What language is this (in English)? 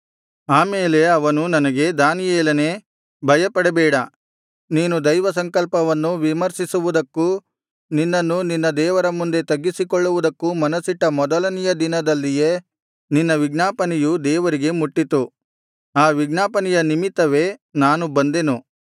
Kannada